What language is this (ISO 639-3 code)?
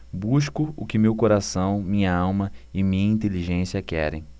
por